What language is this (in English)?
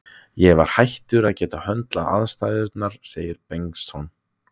Icelandic